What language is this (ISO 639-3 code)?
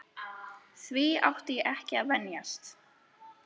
isl